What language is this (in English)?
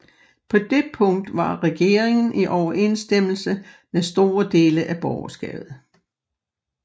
Danish